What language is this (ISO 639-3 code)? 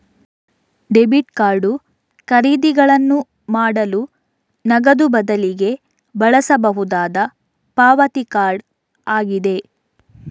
kan